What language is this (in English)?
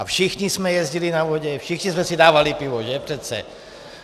Czech